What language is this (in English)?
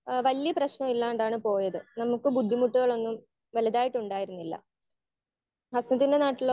Malayalam